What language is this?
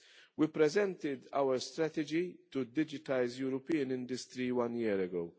English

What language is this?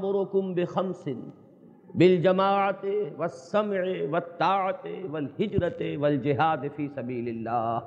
Urdu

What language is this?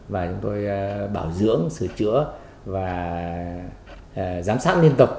Vietnamese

